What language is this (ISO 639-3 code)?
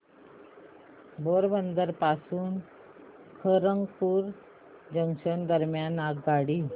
mar